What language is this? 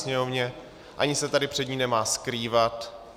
Czech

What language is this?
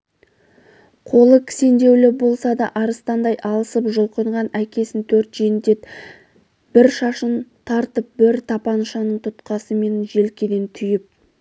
Kazakh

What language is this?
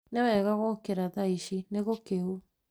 Kikuyu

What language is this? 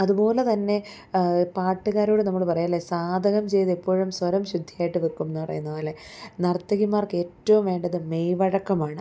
Malayalam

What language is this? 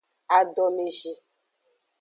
Aja (Benin)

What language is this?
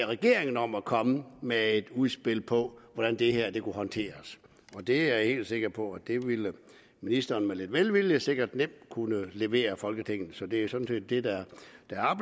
Danish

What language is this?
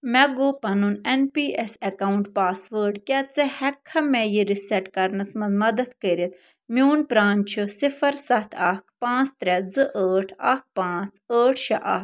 Kashmiri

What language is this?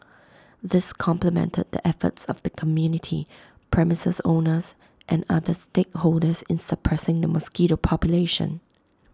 English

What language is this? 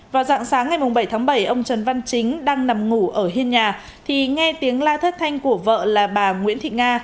Vietnamese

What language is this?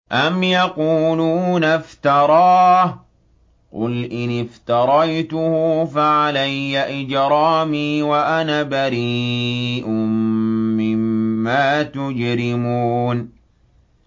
Arabic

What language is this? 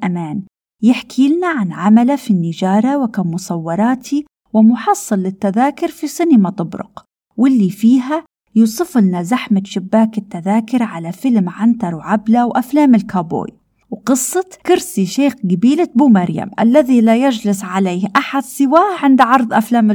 Arabic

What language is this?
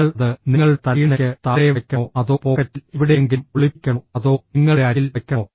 Malayalam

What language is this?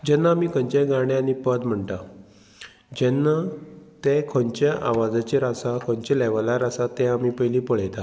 Konkani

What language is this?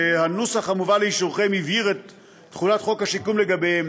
Hebrew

